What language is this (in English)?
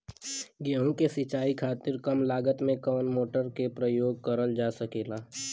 Bhojpuri